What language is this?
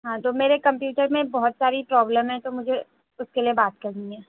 Urdu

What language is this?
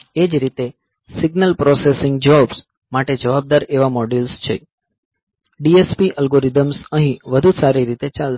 Gujarati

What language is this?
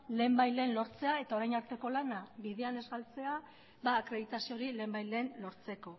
Basque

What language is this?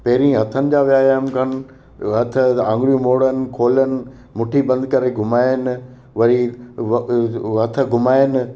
Sindhi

